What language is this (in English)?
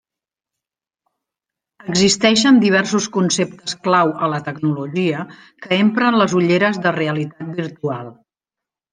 Catalan